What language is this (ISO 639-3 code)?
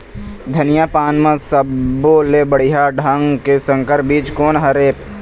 hne